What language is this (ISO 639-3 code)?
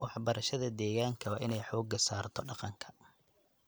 som